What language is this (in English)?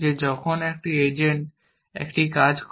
Bangla